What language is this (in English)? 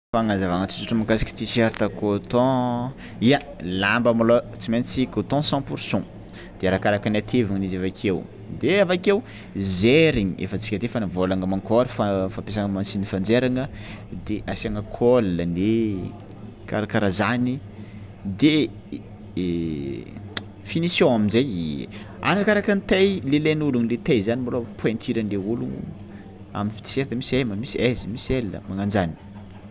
Tsimihety Malagasy